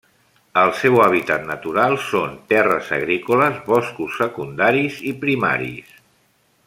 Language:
Catalan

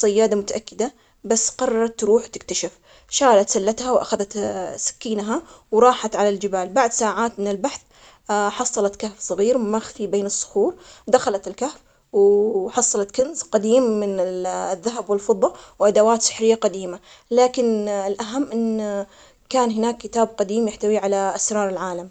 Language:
Omani Arabic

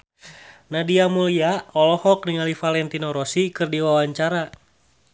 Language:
Sundanese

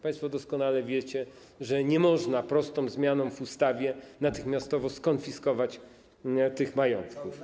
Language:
Polish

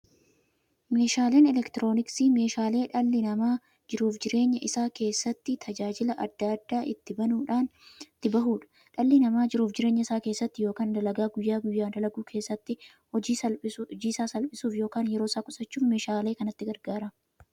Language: Oromo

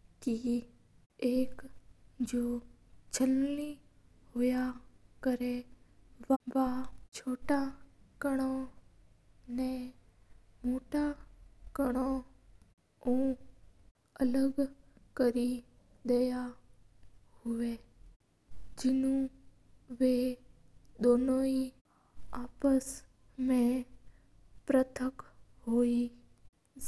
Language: Mewari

